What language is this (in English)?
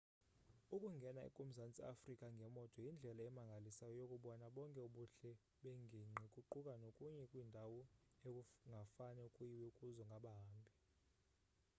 Xhosa